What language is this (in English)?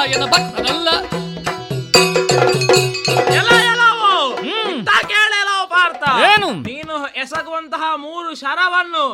Kannada